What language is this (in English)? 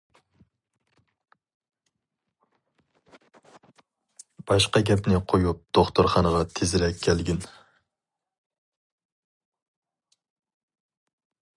Uyghur